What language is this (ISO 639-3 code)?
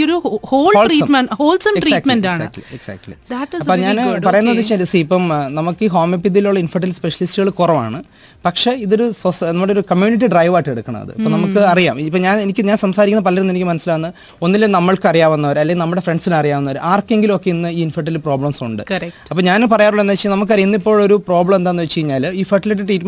mal